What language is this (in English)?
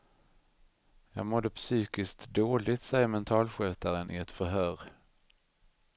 Swedish